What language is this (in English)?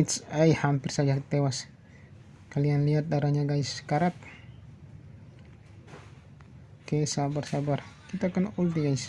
Indonesian